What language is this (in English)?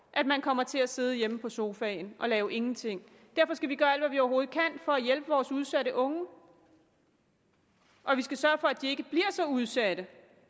Danish